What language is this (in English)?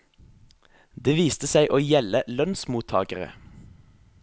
Norwegian